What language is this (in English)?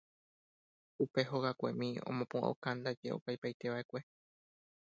Guarani